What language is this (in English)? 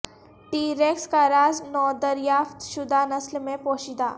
Urdu